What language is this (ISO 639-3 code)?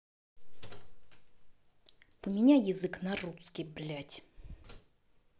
rus